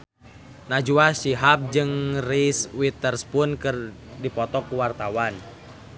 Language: Sundanese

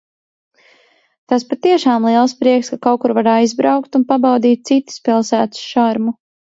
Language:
Latvian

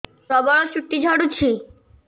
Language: Odia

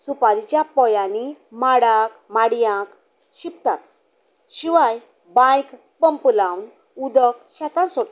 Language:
Konkani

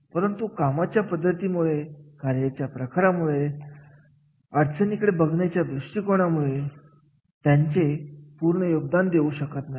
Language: Marathi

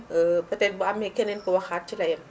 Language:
Wolof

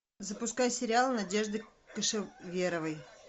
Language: Russian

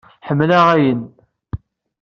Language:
Kabyle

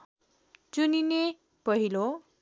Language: Nepali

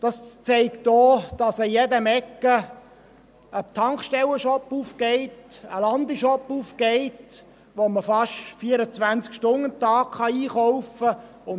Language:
Swiss German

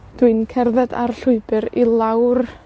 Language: Welsh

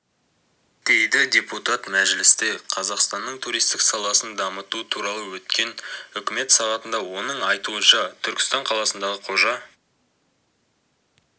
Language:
Kazakh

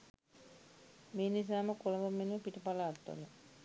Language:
Sinhala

